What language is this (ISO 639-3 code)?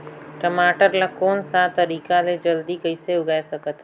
hne